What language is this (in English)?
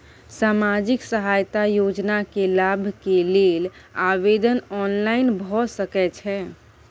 Maithili